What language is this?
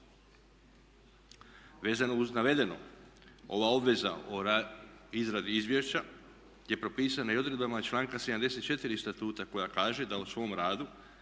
Croatian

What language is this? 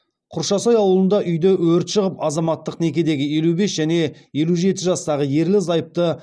Kazakh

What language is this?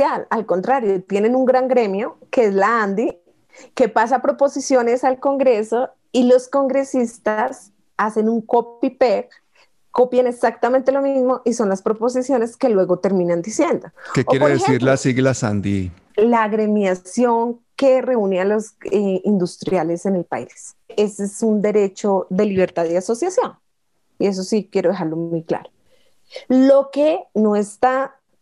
Spanish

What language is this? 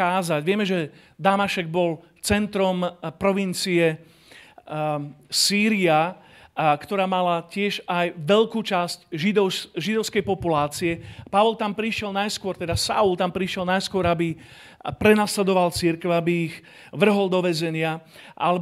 Slovak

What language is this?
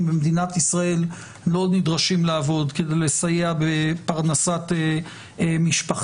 Hebrew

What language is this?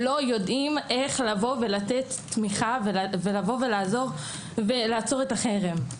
Hebrew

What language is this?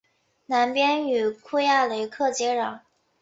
Chinese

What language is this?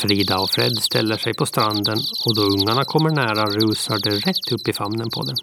Swedish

